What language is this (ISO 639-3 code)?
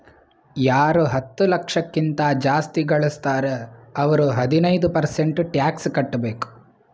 kan